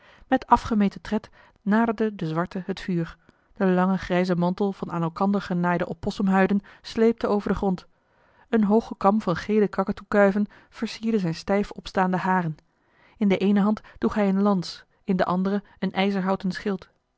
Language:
Dutch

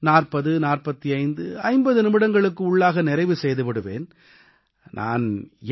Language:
Tamil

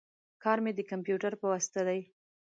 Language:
Pashto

